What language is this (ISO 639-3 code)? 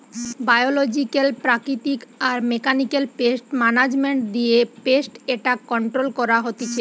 ben